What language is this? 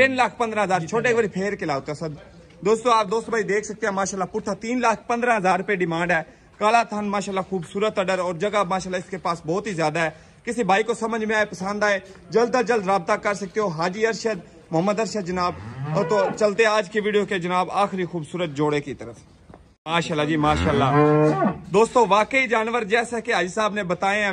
Hindi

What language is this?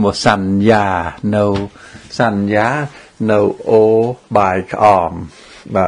Vietnamese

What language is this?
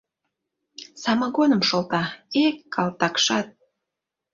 Mari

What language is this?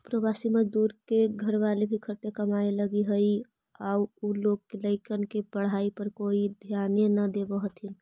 Magahi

